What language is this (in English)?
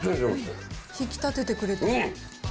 Japanese